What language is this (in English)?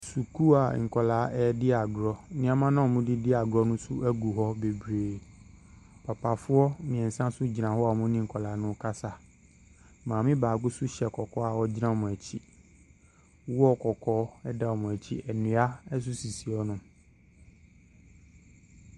Akan